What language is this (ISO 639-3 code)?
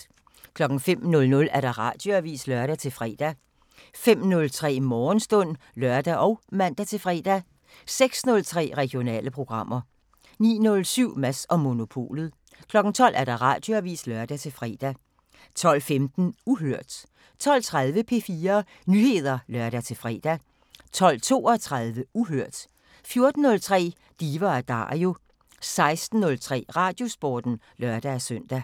dan